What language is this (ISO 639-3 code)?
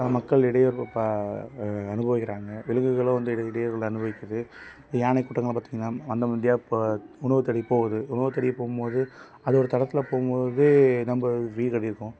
tam